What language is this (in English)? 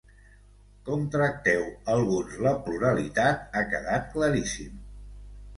Catalan